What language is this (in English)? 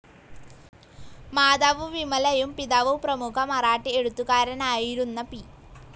Malayalam